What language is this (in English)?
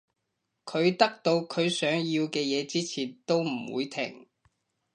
Cantonese